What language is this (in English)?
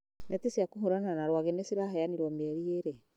Kikuyu